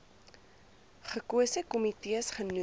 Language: Afrikaans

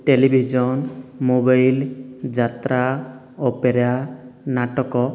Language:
Odia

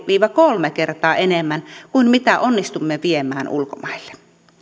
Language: Finnish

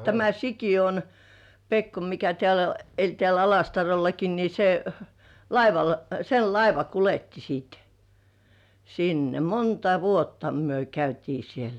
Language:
Finnish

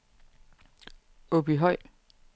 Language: Danish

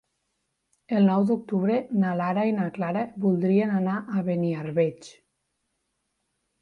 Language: Catalan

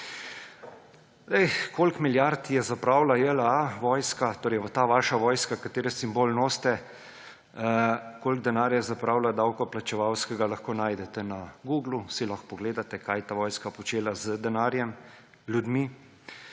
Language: Slovenian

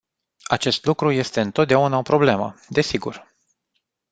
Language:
Romanian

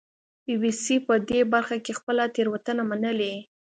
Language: Pashto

